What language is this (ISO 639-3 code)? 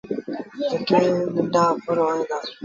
sbn